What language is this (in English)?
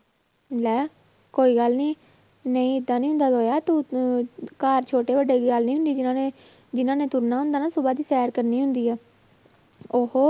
Punjabi